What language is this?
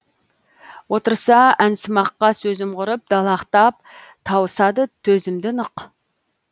Kazakh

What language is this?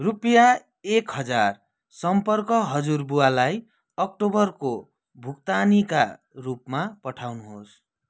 Nepali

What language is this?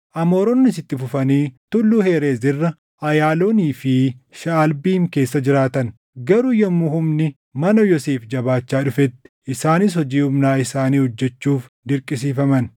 Oromo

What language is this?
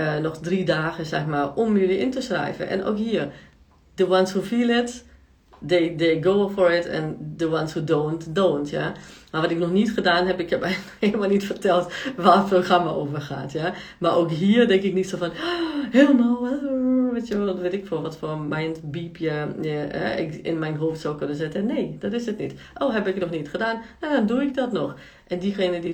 Dutch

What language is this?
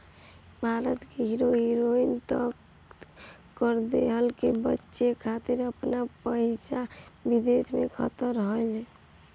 Bhojpuri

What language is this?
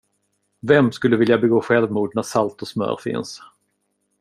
Swedish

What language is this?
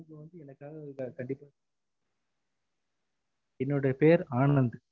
Tamil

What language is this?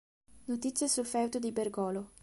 Italian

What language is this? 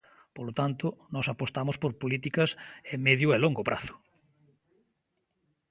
Galician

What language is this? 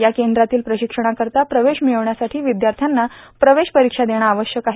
Marathi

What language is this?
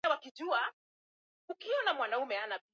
Swahili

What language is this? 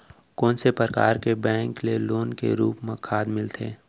Chhattisgarhi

